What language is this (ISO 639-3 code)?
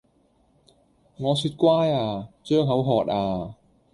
yue